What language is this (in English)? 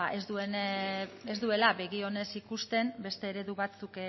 Basque